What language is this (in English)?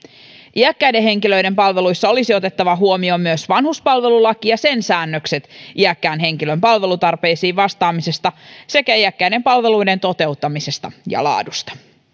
Finnish